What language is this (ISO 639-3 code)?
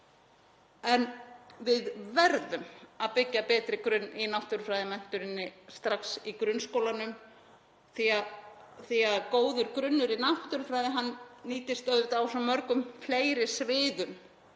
isl